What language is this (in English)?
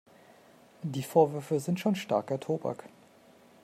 German